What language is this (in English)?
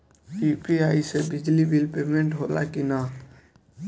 Bhojpuri